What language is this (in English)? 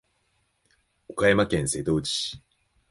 Japanese